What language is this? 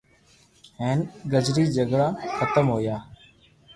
Loarki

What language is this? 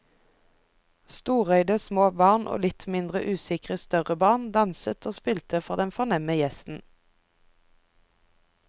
Norwegian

